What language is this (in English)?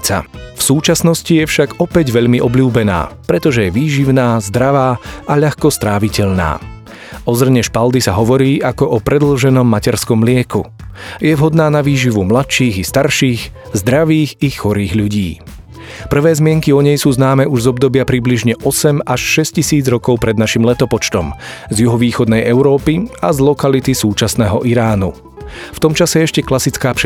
Slovak